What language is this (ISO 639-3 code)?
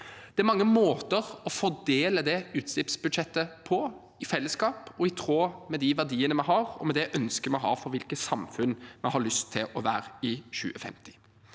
nor